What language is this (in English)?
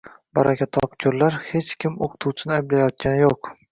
Uzbek